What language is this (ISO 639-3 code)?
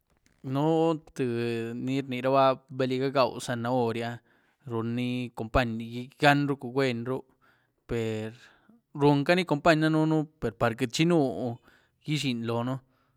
ztu